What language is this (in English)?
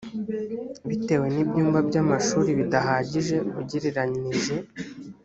Kinyarwanda